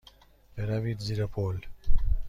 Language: Persian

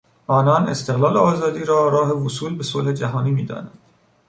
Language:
Persian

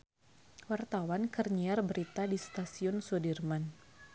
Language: Sundanese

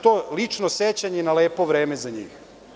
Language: Serbian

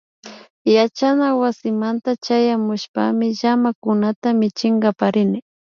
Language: Imbabura Highland Quichua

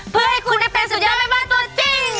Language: Thai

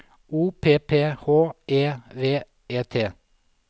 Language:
Norwegian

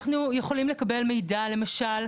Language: Hebrew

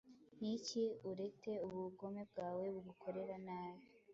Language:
Kinyarwanda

